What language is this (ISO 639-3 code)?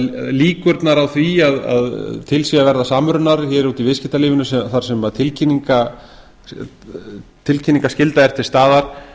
isl